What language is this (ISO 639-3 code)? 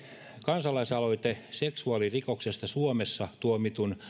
fin